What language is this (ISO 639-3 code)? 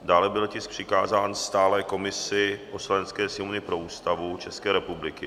ces